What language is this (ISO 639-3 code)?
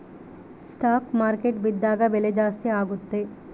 kan